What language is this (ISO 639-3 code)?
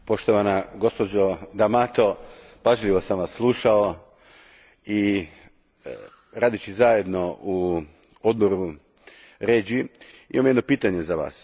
hrv